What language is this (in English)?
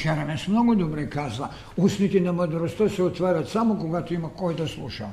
Bulgarian